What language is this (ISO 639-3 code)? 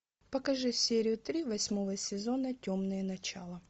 rus